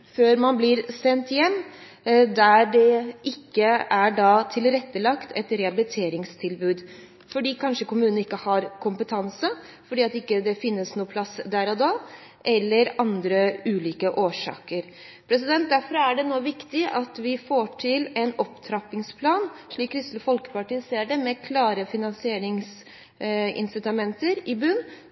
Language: Norwegian Bokmål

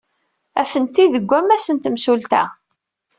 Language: Kabyle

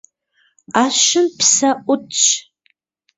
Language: Kabardian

